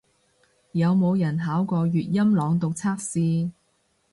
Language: Cantonese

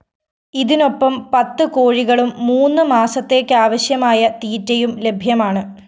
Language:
Malayalam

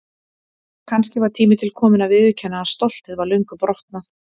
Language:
Icelandic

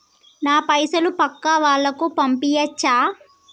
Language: Telugu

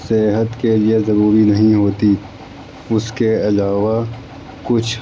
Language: Urdu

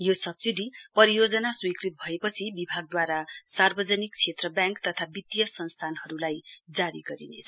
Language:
Nepali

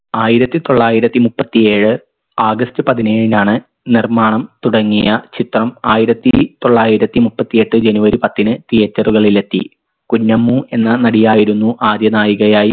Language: Malayalam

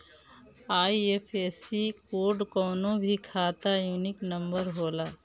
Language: Bhojpuri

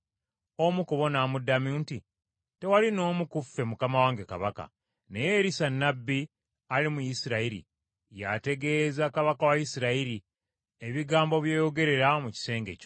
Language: Ganda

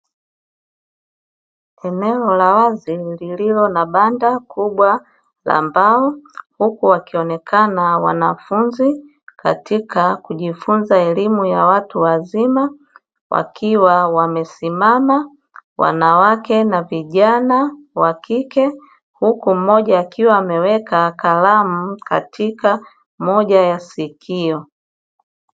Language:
Swahili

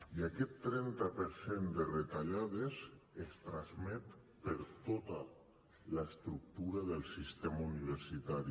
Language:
Catalan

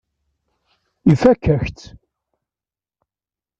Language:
Kabyle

